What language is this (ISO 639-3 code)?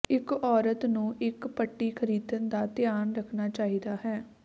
pan